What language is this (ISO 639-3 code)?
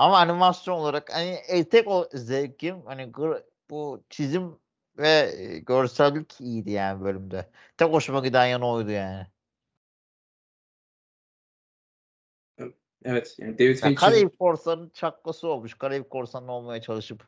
tur